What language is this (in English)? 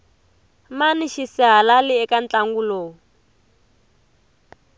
Tsonga